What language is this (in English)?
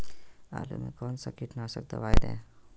Magahi